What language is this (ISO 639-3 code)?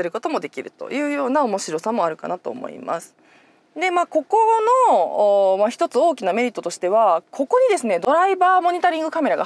jpn